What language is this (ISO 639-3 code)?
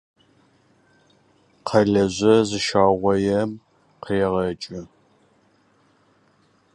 rus